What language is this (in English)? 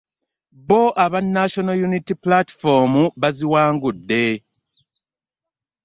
Ganda